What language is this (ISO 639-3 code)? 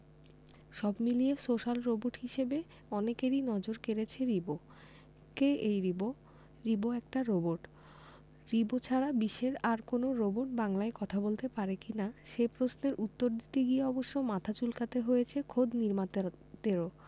ben